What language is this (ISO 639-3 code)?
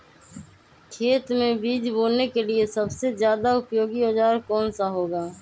mag